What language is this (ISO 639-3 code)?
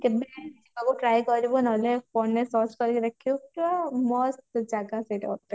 ori